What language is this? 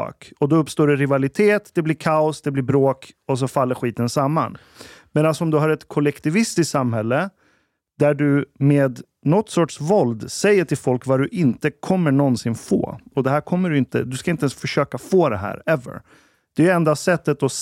Swedish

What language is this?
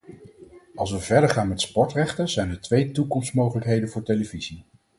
Dutch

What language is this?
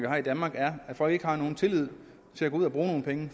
Danish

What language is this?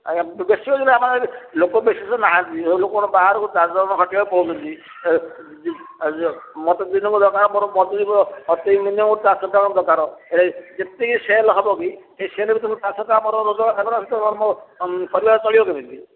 Odia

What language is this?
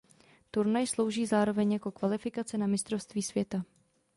Czech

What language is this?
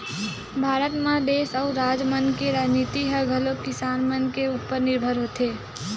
Chhattisgarhi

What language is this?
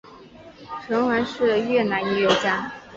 Chinese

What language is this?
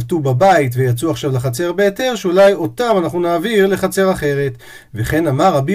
Hebrew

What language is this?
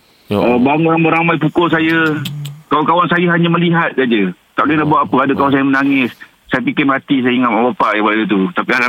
Malay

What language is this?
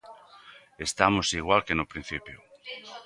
Galician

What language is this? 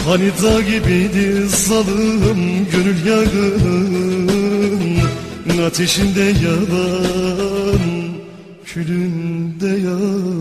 Turkish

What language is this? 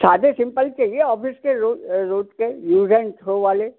Hindi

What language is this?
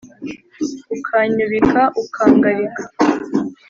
Kinyarwanda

